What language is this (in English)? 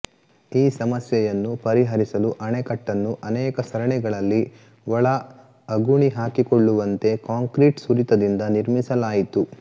Kannada